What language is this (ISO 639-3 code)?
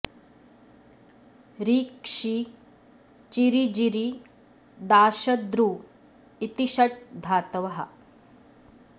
san